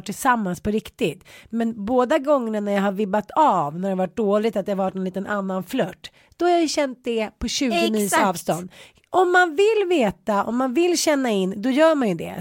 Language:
Swedish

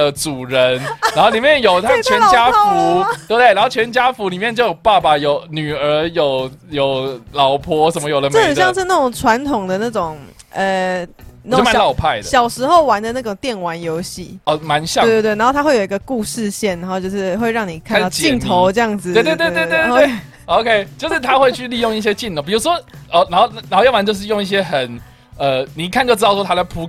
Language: Chinese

